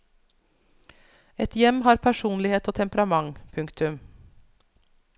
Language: Norwegian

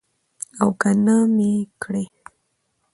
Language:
Pashto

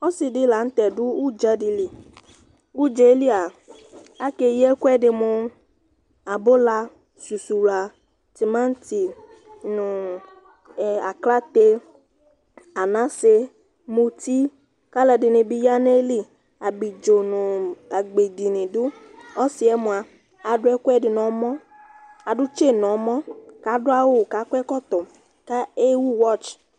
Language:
Ikposo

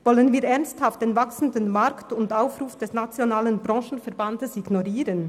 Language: Swiss German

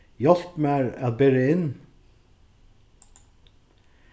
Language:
Faroese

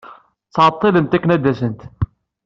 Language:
Kabyle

